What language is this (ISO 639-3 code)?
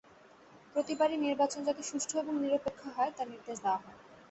ben